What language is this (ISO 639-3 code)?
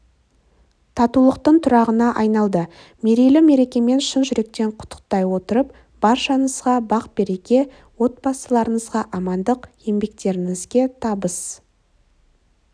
kaz